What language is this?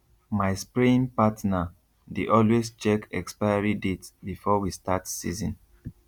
Nigerian Pidgin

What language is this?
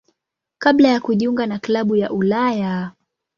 Swahili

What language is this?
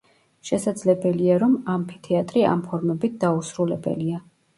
Georgian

